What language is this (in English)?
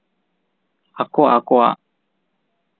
Santali